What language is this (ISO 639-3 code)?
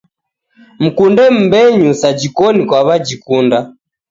dav